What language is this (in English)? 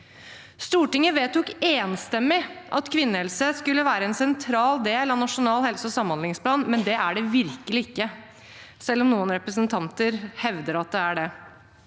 Norwegian